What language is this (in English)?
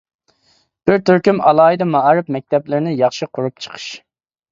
Uyghur